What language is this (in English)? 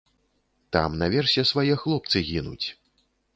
Belarusian